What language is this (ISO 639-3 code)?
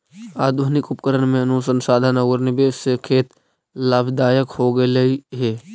mag